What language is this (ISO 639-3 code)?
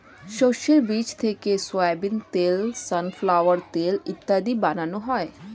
ben